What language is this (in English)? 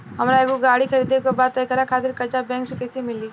Bhojpuri